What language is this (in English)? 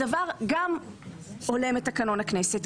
Hebrew